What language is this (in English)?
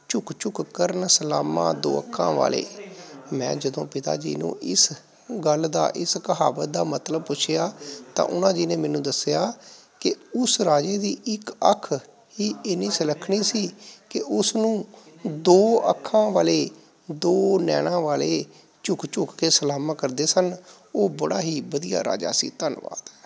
Punjabi